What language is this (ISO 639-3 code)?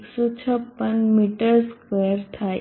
guj